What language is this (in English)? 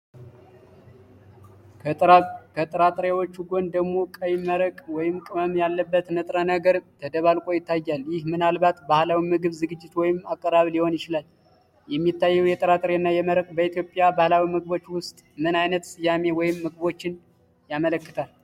Amharic